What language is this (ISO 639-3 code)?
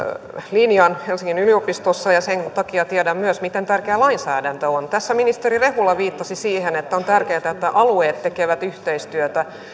fin